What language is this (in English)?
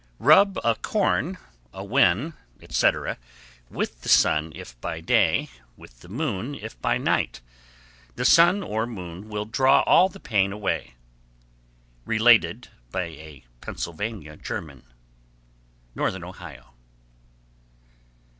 English